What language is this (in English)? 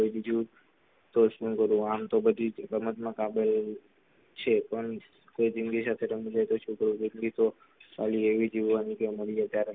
Gujarati